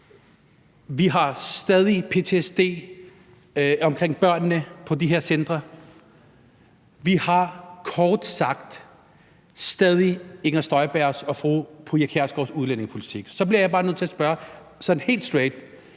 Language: Danish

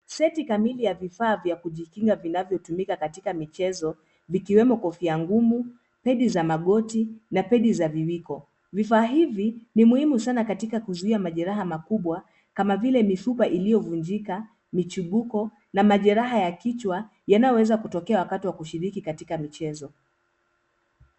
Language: Swahili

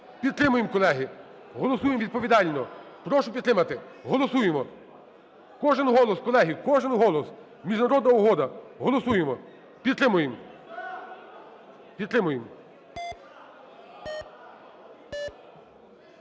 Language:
Ukrainian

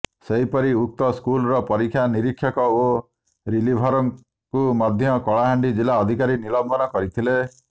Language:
Odia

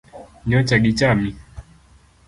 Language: Luo (Kenya and Tanzania)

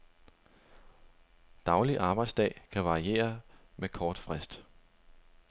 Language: Danish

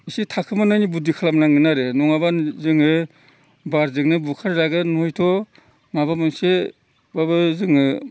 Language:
Bodo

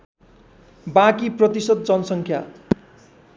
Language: Nepali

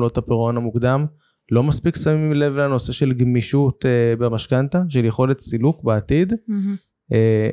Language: Hebrew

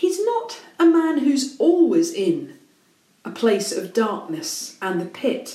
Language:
English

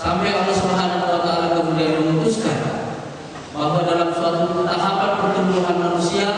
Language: Indonesian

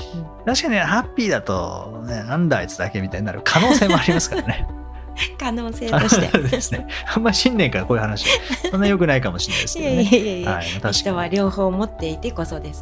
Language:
Japanese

